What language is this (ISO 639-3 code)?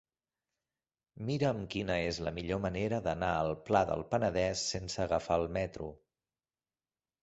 cat